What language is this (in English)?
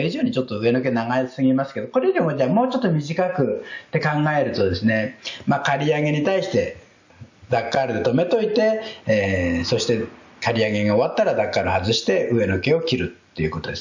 Japanese